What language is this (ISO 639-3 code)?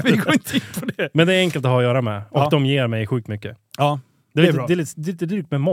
swe